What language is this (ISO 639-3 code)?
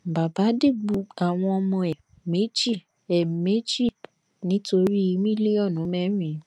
yor